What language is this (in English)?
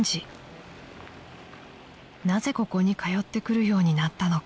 Japanese